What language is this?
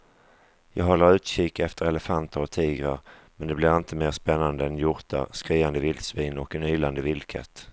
Swedish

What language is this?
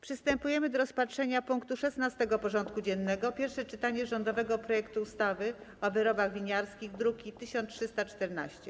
Polish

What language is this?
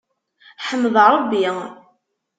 Kabyle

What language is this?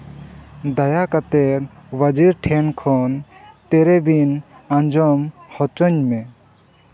Santali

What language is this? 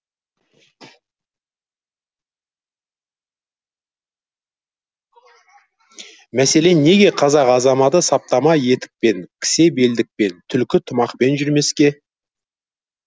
Kazakh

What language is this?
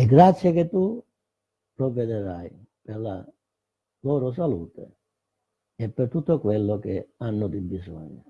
Italian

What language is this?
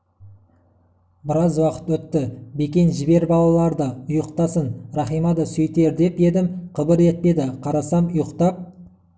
Kazakh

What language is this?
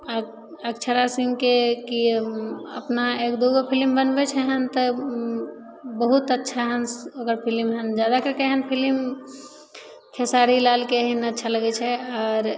Maithili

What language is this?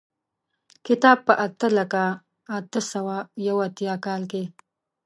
Pashto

